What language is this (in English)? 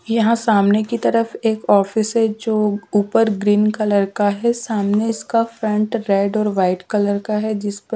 Hindi